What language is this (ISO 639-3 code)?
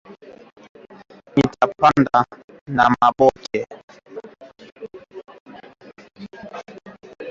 swa